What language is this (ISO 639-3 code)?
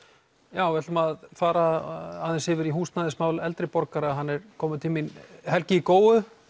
isl